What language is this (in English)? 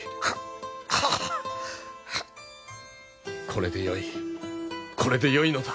Japanese